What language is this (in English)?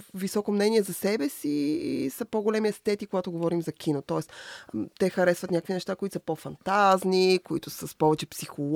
Bulgarian